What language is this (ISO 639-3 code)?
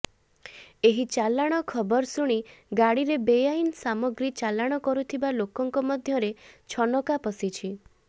ori